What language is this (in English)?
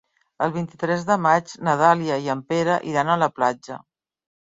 Catalan